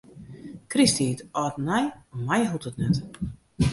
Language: Western Frisian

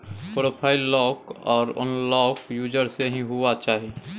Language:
Maithili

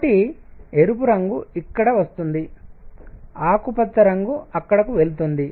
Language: Telugu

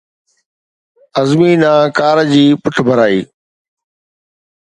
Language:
Sindhi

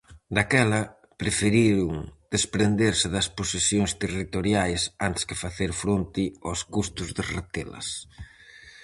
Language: Galician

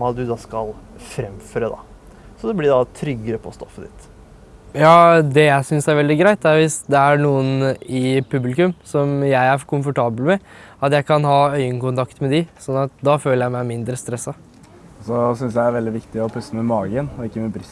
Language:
Norwegian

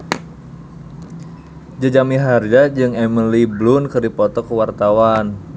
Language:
Sundanese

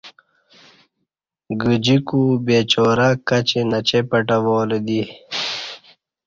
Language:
Kati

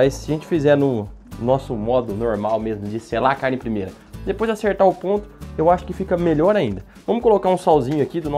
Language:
Portuguese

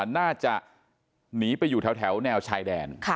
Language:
Thai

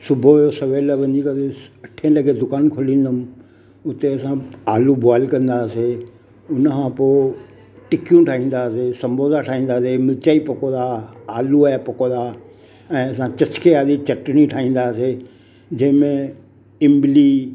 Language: Sindhi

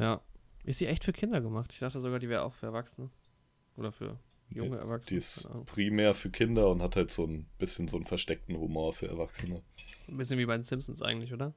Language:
German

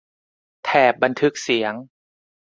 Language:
Thai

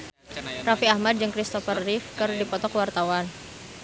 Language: Sundanese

